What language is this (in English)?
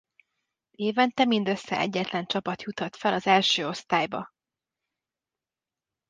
Hungarian